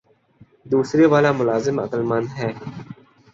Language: Urdu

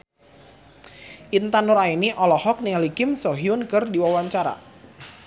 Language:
Sundanese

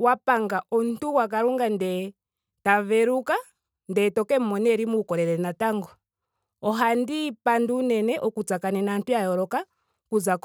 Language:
Ndonga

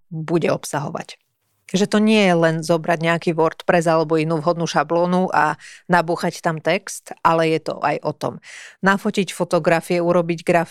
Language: Slovak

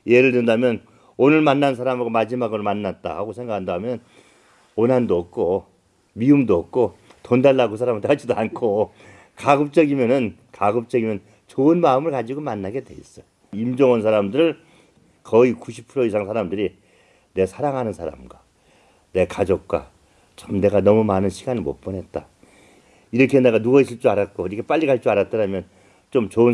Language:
Korean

